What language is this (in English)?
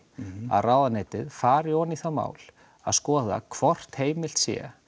Icelandic